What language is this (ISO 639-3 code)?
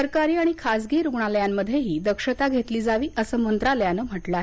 mar